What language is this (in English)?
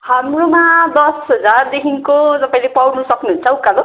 Nepali